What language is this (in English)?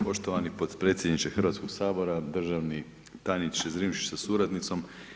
Croatian